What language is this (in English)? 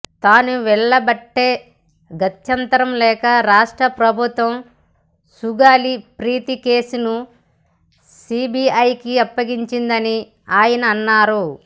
Telugu